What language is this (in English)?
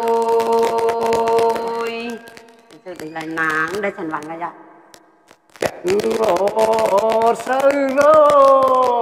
Thai